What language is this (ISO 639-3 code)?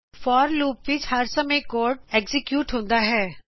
pan